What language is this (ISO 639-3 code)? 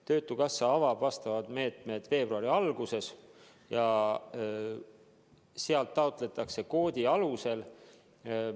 est